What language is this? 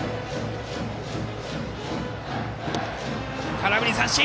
Japanese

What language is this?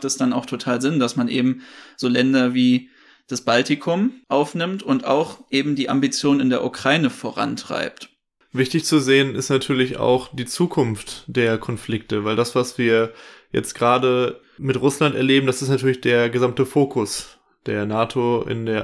German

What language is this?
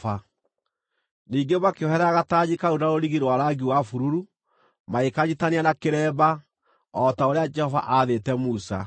Kikuyu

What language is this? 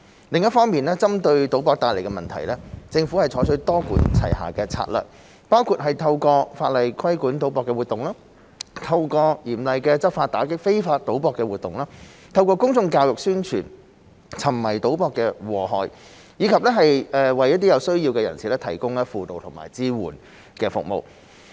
Cantonese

